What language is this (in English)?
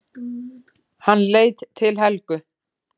Icelandic